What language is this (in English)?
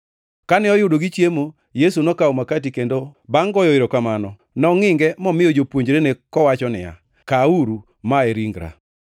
Luo (Kenya and Tanzania)